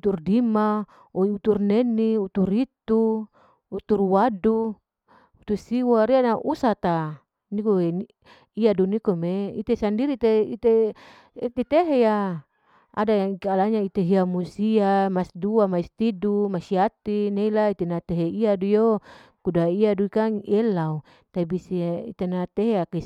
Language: Larike-Wakasihu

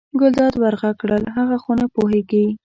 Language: Pashto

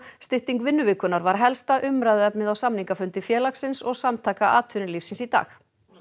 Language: Icelandic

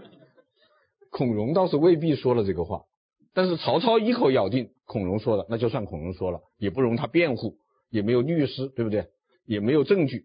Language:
Chinese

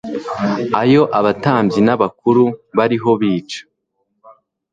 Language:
Kinyarwanda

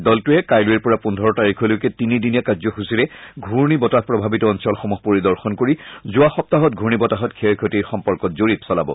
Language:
Assamese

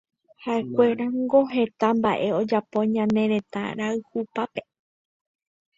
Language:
Guarani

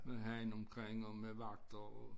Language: Danish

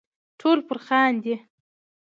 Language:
Pashto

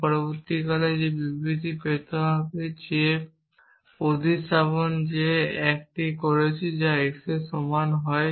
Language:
Bangla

